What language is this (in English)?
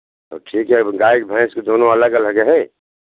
Hindi